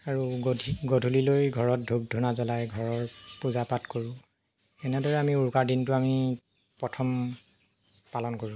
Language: Assamese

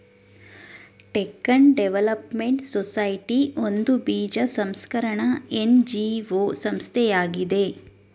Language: Kannada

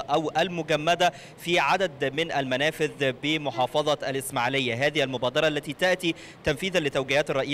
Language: Arabic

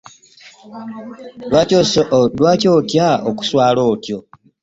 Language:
Ganda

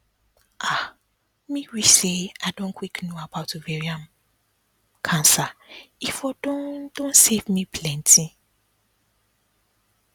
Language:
Nigerian Pidgin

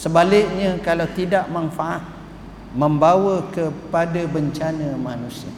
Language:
Malay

